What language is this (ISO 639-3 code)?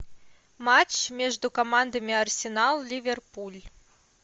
rus